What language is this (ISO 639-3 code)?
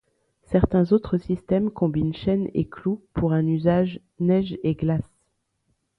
fra